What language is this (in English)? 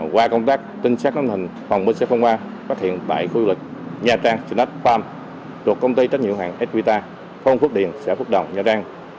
Vietnamese